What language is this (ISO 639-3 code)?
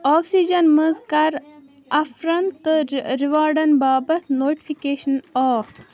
kas